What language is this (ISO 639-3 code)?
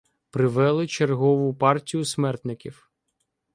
ukr